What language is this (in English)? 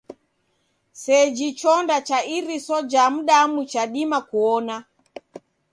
Taita